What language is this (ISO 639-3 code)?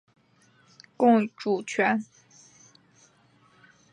zho